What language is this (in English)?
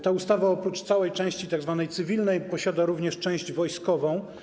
Polish